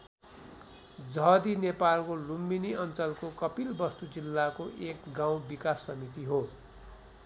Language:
Nepali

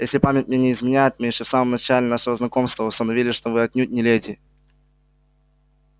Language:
Russian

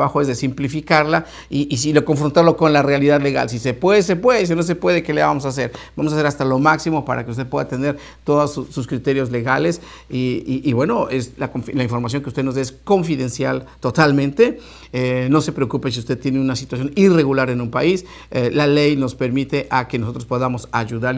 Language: Spanish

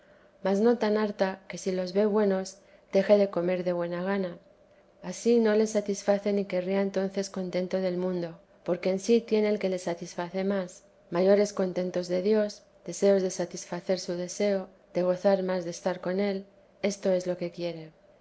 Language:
Spanish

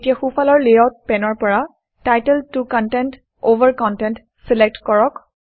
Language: Assamese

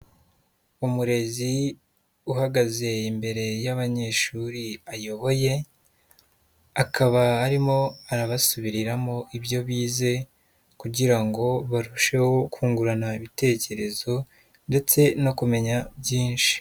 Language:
Kinyarwanda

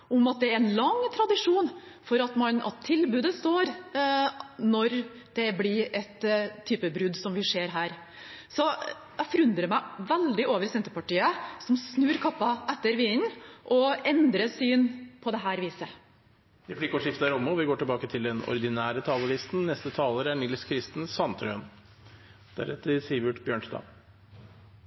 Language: Norwegian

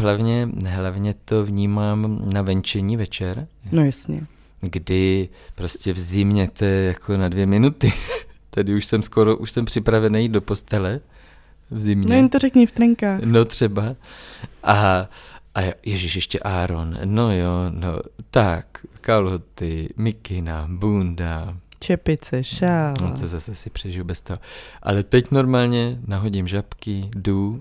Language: Czech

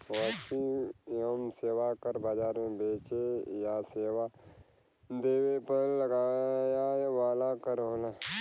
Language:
Bhojpuri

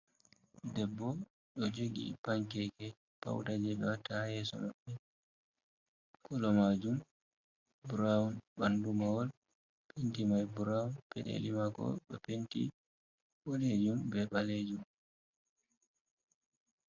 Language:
Fula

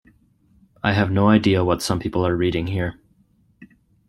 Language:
English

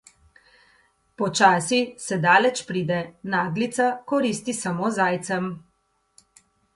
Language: Slovenian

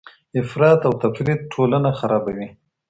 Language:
Pashto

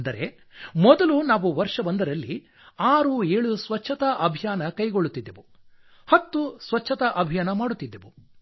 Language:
Kannada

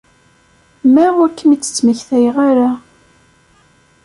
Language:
Kabyle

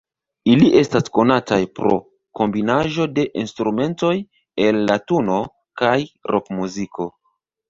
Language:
Esperanto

